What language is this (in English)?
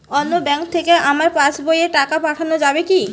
Bangla